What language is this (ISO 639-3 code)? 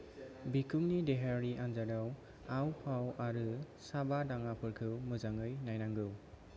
brx